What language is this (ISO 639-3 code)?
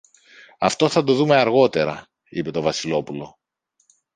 ell